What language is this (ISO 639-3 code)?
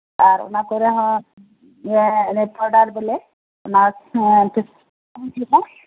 sat